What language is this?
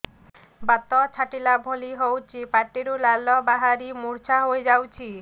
Odia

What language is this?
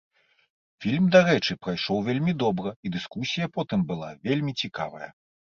Belarusian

